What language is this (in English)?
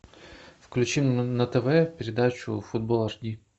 Russian